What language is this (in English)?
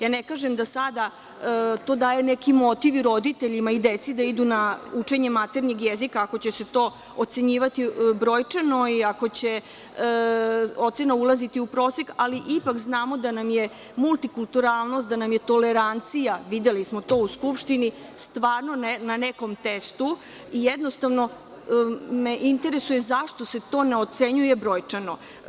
Serbian